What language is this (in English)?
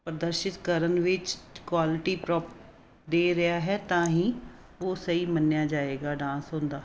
Punjabi